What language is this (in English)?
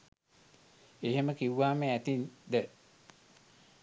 Sinhala